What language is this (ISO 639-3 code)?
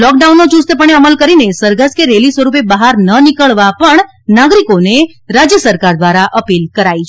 guj